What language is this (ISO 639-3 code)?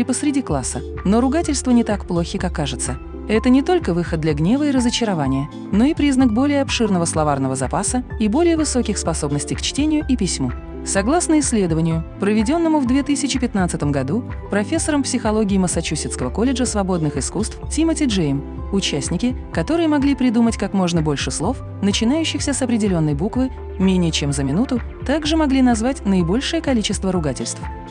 rus